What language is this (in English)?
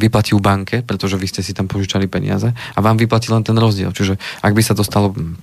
Slovak